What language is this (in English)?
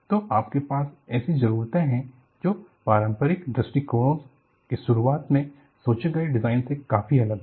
Hindi